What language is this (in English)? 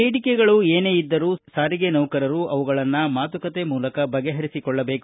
Kannada